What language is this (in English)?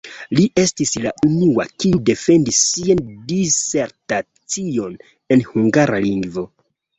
Esperanto